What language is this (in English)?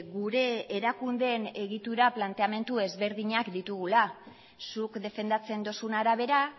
Basque